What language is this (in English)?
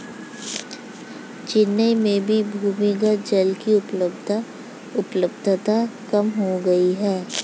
Hindi